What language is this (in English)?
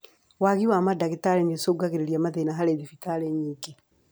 Kikuyu